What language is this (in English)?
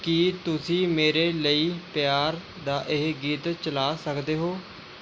Punjabi